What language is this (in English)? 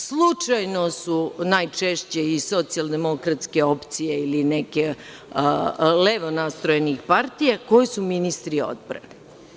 Serbian